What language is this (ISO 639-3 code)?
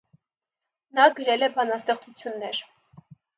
hye